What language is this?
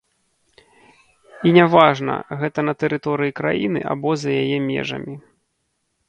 Belarusian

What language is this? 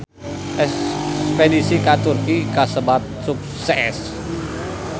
Sundanese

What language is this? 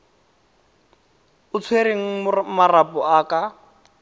Tswana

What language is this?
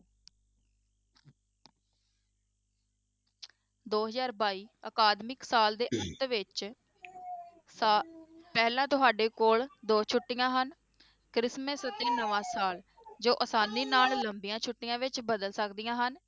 Punjabi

